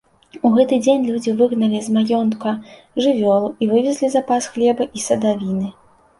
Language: Belarusian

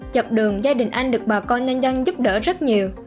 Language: Vietnamese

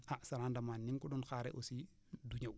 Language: Wolof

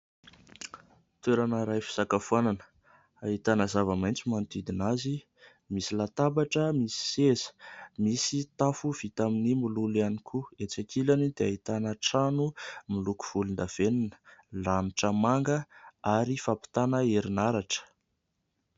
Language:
Malagasy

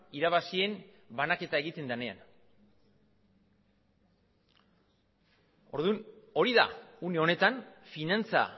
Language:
Basque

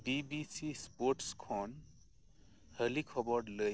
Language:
Santali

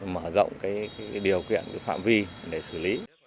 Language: Vietnamese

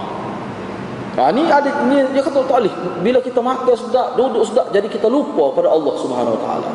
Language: Malay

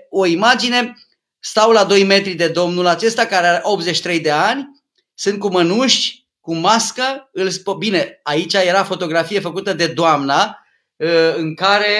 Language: Romanian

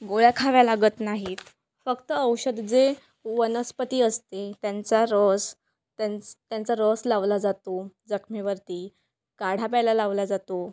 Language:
Marathi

